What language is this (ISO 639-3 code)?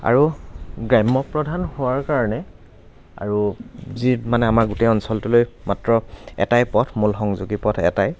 asm